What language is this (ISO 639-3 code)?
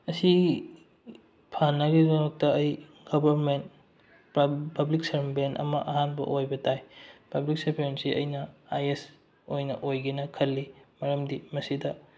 mni